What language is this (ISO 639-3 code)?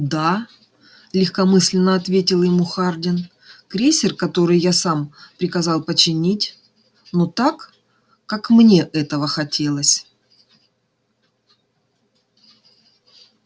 rus